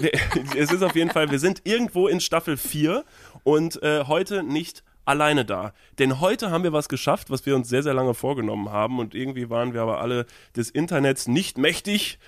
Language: German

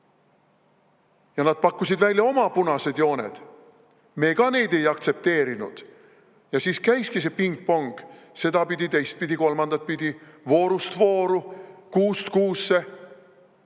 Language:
Estonian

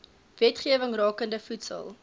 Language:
Afrikaans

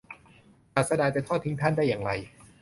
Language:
Thai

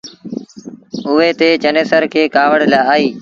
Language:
Sindhi Bhil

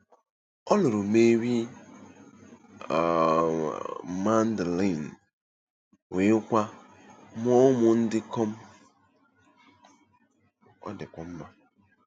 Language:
Igbo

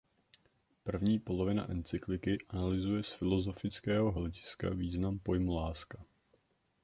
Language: Czech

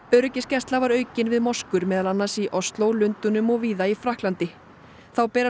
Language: Icelandic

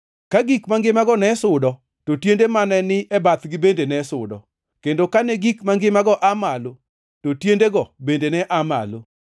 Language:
Luo (Kenya and Tanzania)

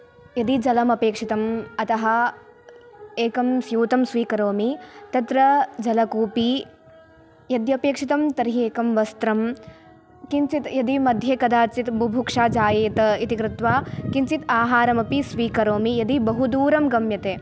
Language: Sanskrit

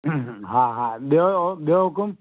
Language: Sindhi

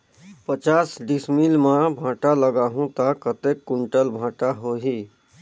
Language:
Chhattisgarhi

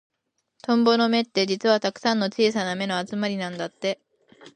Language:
Japanese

